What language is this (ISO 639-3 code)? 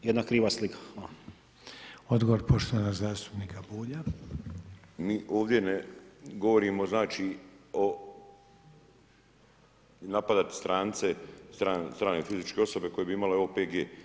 hrv